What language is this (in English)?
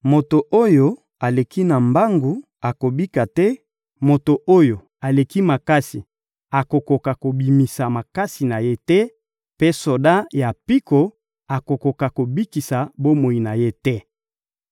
Lingala